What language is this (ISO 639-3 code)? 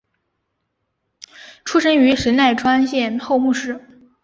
zho